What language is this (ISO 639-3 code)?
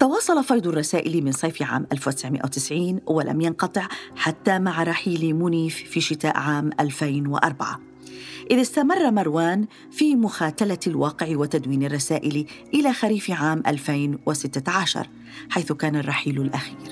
ara